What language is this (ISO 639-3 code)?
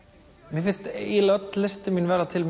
isl